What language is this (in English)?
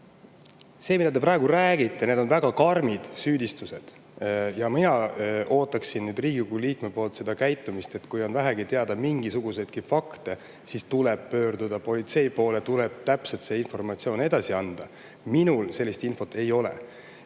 Estonian